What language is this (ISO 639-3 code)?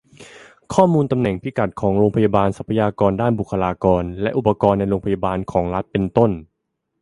tha